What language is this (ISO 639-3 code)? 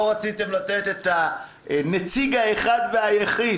heb